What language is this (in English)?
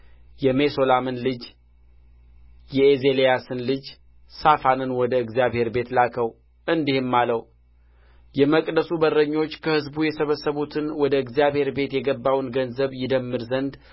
Amharic